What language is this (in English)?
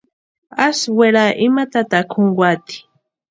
Western Highland Purepecha